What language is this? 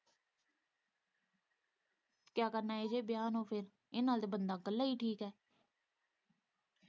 Punjabi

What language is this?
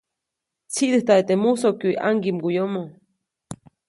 Copainalá Zoque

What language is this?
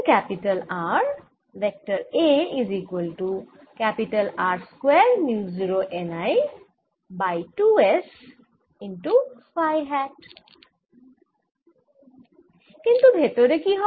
Bangla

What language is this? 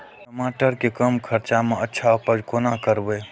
Maithili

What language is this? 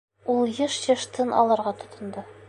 Bashkir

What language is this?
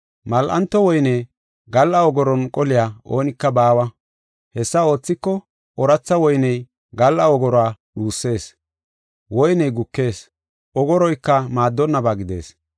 Gofa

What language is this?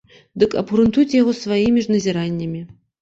Belarusian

